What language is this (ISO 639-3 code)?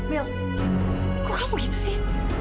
ind